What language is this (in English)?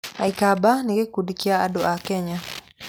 Kikuyu